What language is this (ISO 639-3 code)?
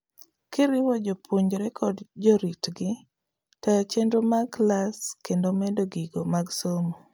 luo